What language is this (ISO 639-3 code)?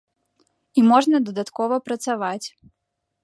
bel